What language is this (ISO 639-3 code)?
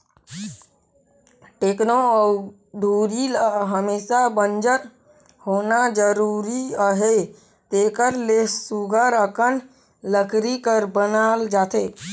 hne